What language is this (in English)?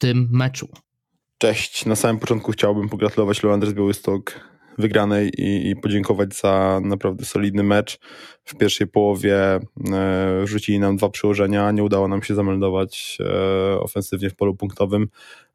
Polish